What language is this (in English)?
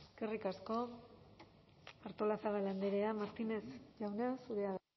Basque